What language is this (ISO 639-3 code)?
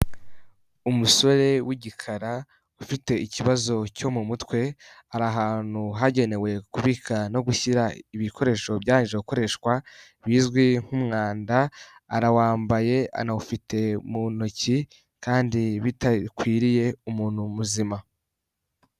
kin